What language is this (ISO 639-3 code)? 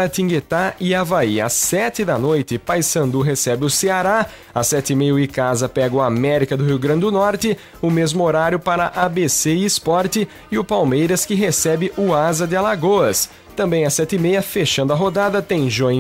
por